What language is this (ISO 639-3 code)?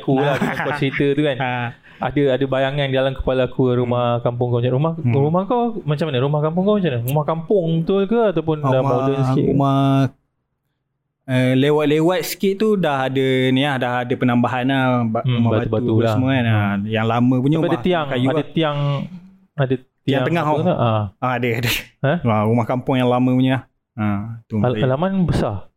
msa